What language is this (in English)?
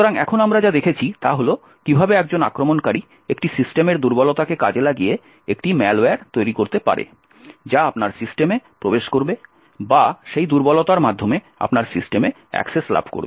Bangla